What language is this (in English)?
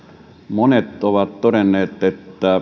Finnish